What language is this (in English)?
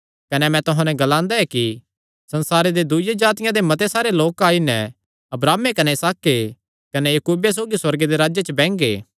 Kangri